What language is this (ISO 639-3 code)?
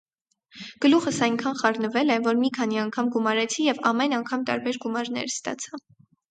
hye